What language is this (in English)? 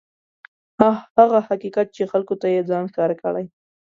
Pashto